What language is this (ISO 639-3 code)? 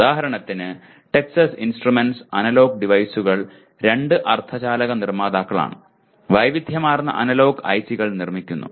mal